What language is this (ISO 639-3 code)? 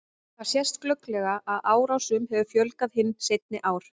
isl